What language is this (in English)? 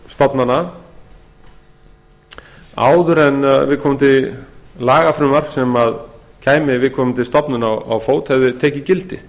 Icelandic